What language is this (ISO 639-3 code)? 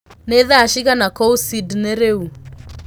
kik